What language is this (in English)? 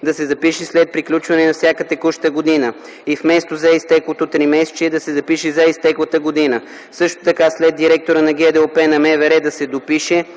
Bulgarian